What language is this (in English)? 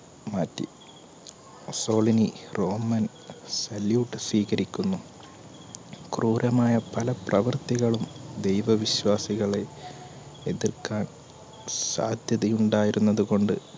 Malayalam